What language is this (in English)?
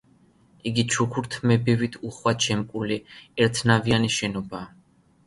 Georgian